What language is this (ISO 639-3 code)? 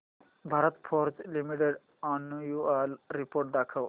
mar